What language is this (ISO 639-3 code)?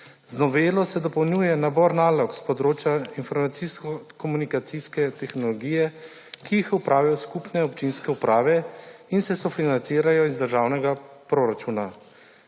slv